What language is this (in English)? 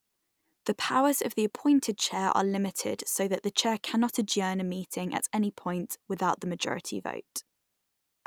English